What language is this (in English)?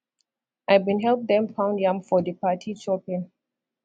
Nigerian Pidgin